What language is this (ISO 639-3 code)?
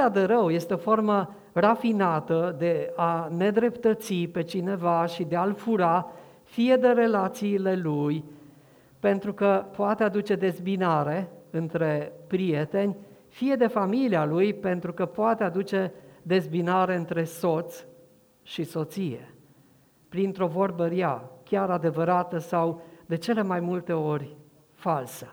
ron